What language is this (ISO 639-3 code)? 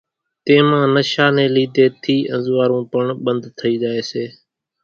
gjk